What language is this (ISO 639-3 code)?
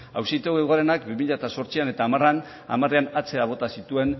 eus